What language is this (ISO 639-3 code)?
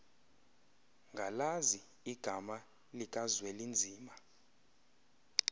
xho